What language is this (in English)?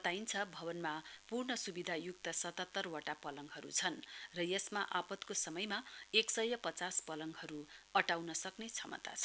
Nepali